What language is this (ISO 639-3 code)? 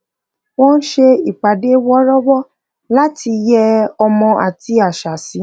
yor